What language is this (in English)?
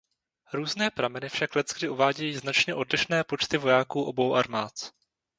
Czech